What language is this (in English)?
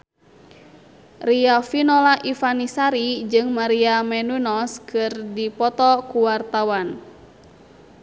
Sundanese